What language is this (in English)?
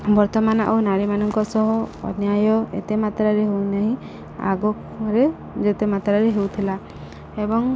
Odia